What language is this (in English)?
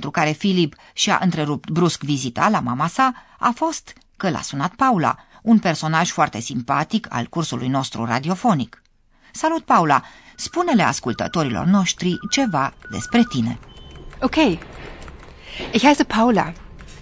Romanian